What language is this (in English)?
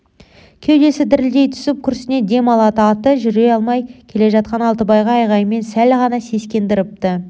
Kazakh